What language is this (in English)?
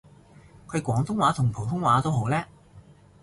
Cantonese